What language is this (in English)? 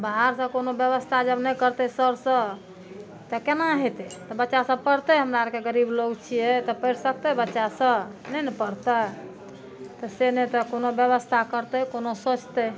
Maithili